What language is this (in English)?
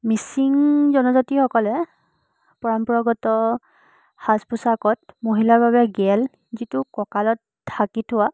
Assamese